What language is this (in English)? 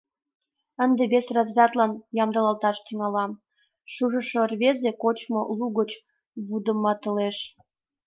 Mari